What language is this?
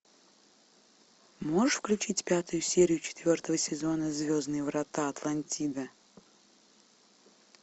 Russian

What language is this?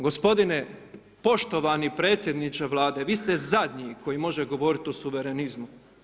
Croatian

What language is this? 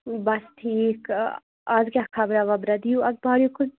Kashmiri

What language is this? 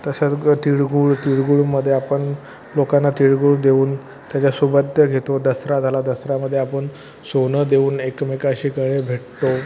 Marathi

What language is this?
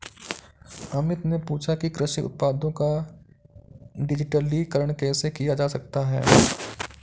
Hindi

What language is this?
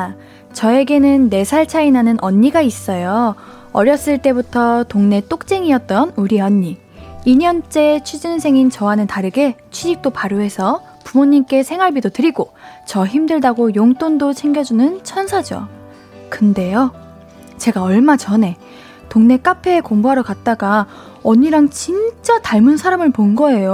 Korean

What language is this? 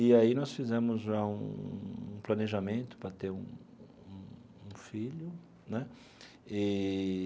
Portuguese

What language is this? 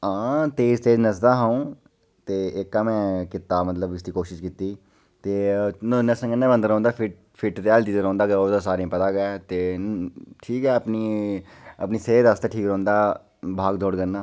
Dogri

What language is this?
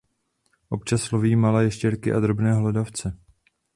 Czech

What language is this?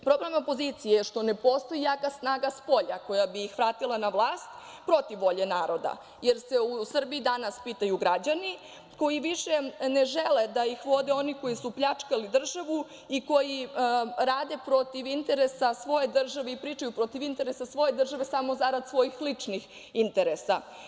Serbian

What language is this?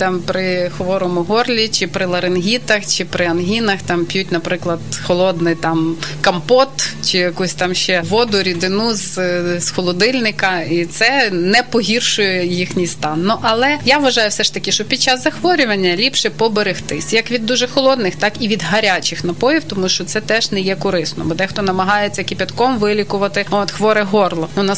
Ukrainian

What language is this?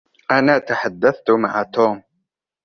Arabic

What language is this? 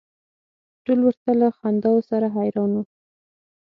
Pashto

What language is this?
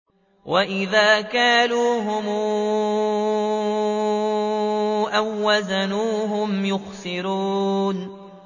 Arabic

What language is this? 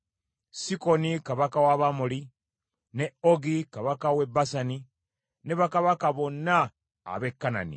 Ganda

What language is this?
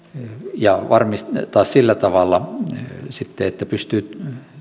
Finnish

